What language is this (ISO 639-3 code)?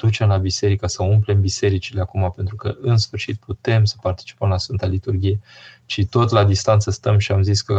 ron